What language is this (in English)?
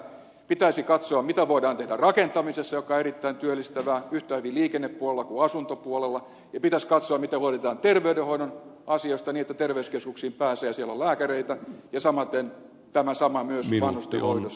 Finnish